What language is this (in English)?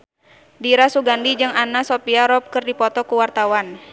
Sundanese